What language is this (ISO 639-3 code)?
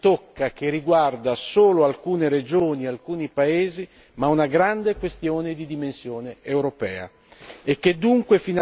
ita